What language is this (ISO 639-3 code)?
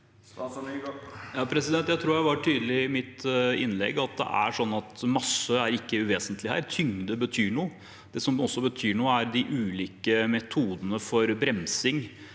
nor